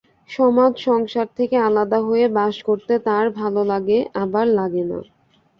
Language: Bangla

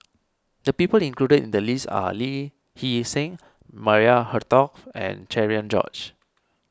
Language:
English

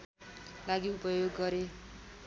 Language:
Nepali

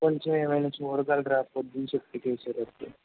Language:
Telugu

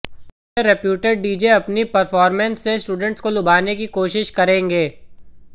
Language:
Hindi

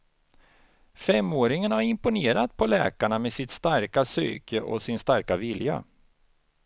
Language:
Swedish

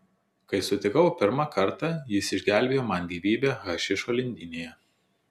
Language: Lithuanian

